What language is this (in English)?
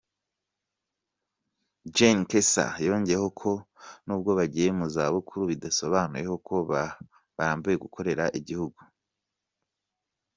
Kinyarwanda